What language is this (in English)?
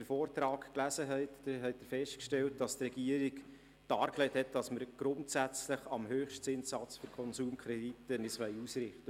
Swiss German